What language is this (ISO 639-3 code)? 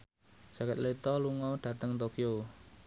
jav